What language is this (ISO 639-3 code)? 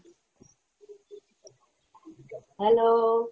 ben